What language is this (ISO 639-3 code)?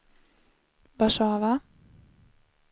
swe